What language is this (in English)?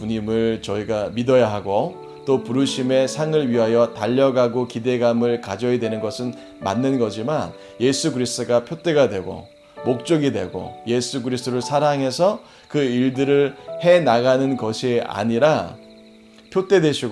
Korean